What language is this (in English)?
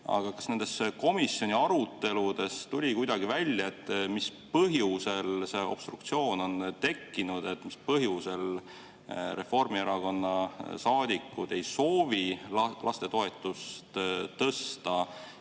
Estonian